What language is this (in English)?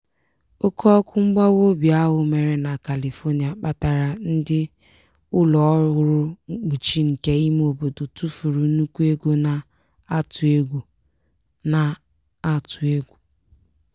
Igbo